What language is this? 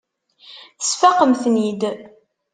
Kabyle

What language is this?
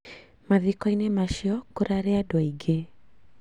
Kikuyu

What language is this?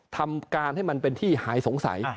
Thai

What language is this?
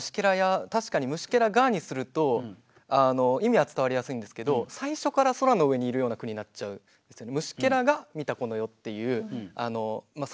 Japanese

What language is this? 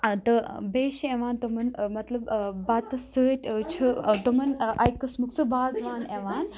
Kashmiri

